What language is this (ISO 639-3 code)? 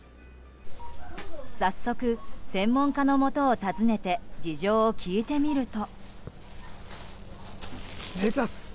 jpn